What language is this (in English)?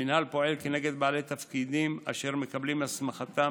Hebrew